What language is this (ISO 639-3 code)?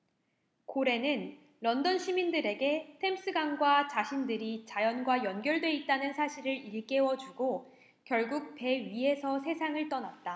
kor